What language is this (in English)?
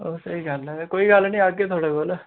Dogri